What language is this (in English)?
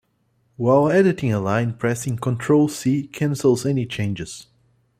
English